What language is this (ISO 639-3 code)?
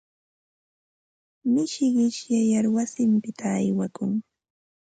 qva